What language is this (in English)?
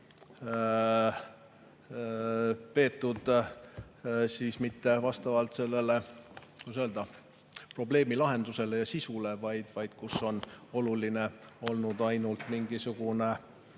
Estonian